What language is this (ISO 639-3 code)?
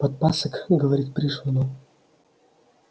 rus